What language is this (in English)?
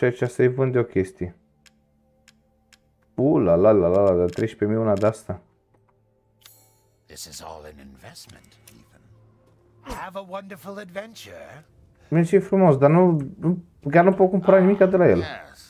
Romanian